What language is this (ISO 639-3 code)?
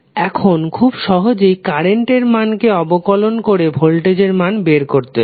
ben